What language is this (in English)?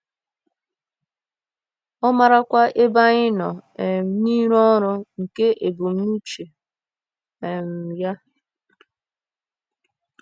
Igbo